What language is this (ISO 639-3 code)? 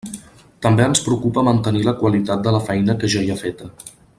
cat